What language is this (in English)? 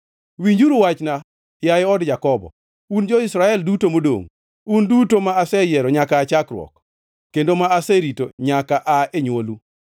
Luo (Kenya and Tanzania)